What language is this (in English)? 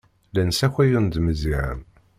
Kabyle